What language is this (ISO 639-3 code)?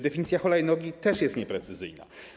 pol